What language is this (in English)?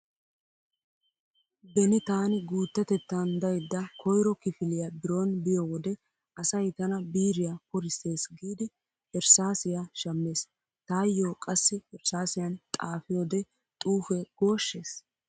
Wolaytta